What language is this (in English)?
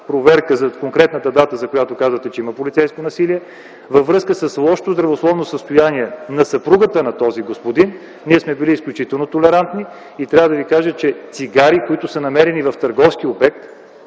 Bulgarian